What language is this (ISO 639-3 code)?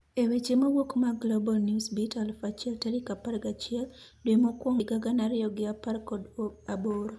luo